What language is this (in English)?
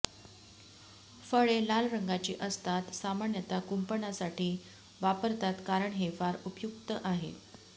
Marathi